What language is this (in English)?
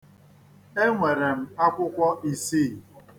Igbo